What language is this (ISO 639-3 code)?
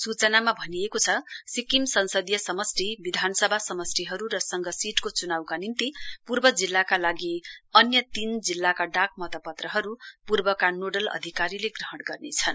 nep